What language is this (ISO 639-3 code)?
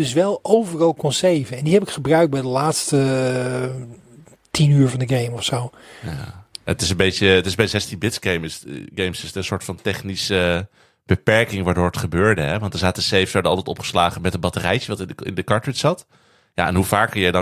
nld